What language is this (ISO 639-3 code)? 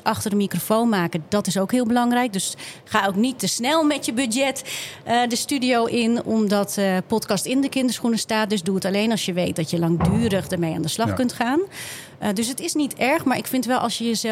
nld